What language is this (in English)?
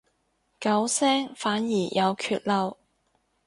Cantonese